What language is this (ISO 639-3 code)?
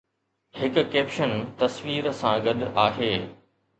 snd